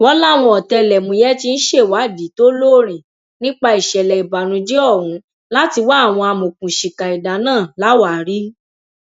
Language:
Yoruba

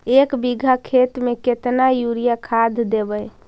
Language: Magahi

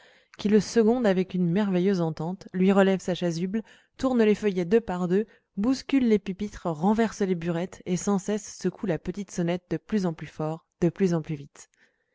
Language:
French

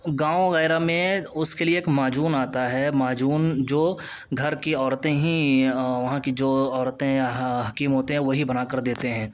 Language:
Urdu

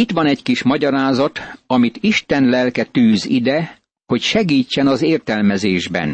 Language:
Hungarian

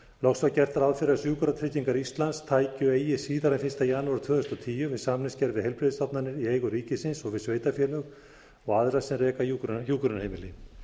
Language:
Icelandic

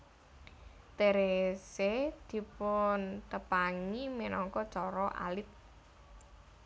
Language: Javanese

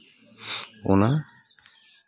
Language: Santali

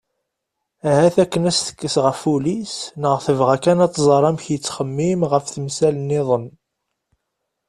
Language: Kabyle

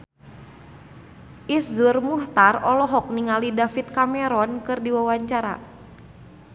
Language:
Sundanese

